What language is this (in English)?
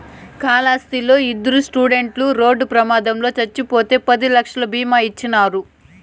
Telugu